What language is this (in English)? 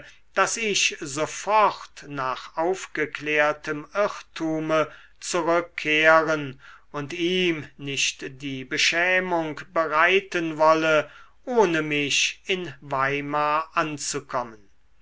German